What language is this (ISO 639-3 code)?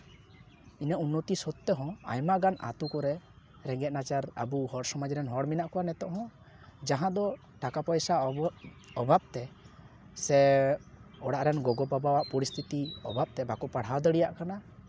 sat